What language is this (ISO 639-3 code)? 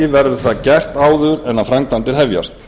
isl